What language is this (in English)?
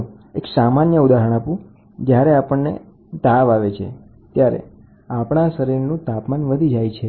Gujarati